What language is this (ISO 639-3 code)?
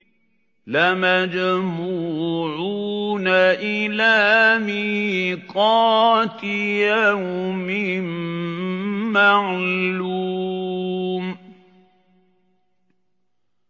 ara